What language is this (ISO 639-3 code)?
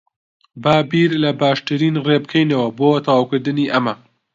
ckb